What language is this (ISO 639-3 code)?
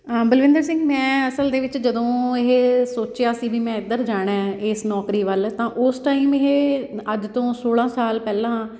pan